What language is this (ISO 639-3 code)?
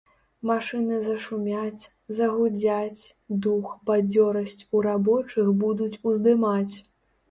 bel